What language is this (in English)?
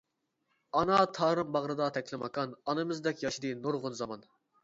Uyghur